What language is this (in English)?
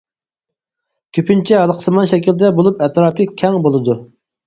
Uyghur